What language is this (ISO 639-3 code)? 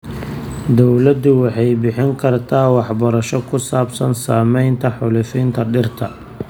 som